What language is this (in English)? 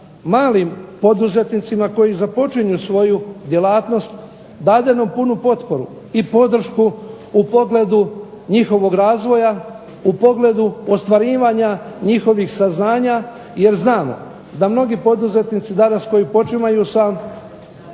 Croatian